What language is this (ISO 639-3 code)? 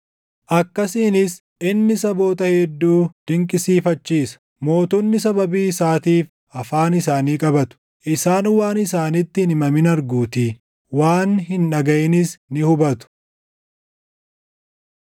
orm